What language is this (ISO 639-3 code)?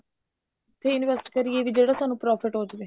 pan